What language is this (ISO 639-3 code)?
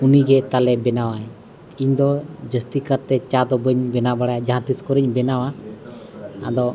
sat